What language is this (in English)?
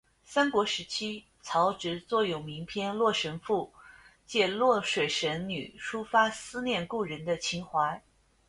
Chinese